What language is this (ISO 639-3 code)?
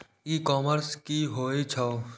mai